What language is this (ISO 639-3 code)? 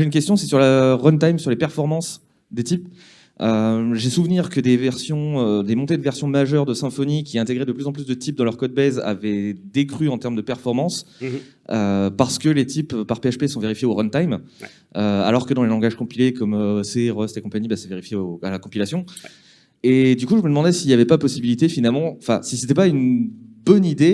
fra